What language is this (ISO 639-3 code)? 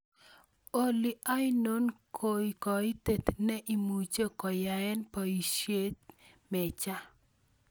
kln